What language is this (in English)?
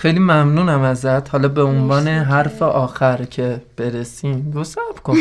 Persian